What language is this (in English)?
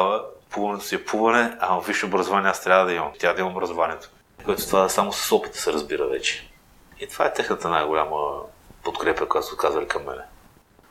Bulgarian